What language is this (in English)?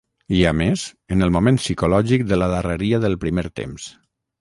Catalan